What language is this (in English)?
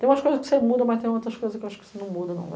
Portuguese